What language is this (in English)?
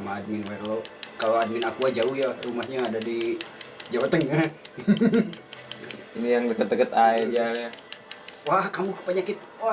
Indonesian